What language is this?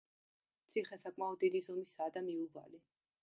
Georgian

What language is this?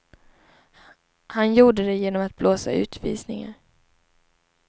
Swedish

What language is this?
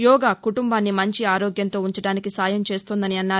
Telugu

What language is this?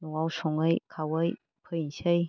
Bodo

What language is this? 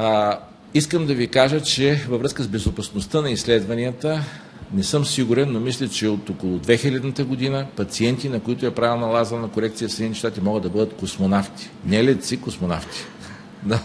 Bulgarian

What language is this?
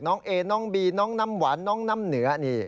Thai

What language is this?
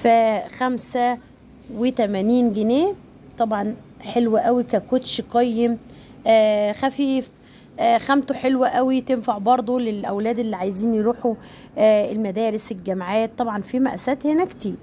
Arabic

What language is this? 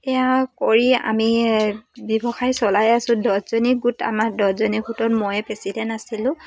Assamese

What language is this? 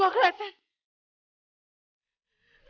Indonesian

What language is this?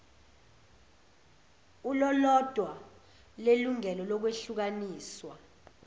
Zulu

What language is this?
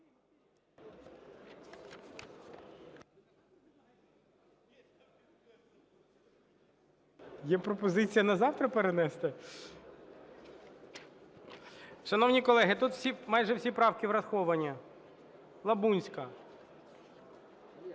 Ukrainian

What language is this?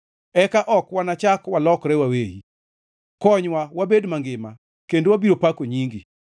Luo (Kenya and Tanzania)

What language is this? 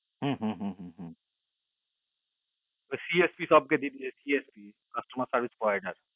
Bangla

